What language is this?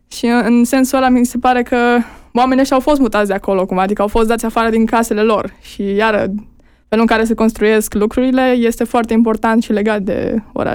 Romanian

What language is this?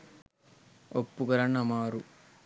Sinhala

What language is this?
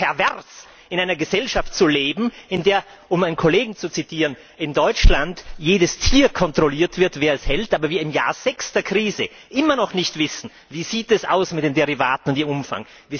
German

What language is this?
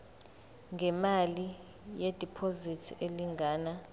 Zulu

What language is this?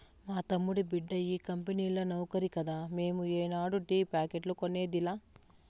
Telugu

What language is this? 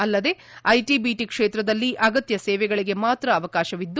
Kannada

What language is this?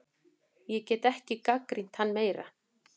Icelandic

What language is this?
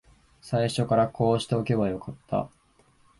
Japanese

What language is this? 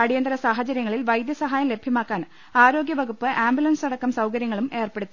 Malayalam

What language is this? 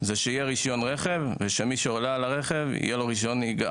Hebrew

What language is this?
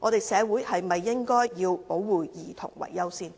Cantonese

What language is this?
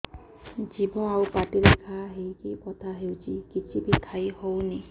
Odia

